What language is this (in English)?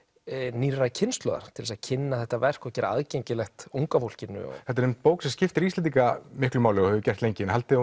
Icelandic